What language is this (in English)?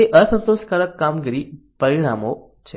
Gujarati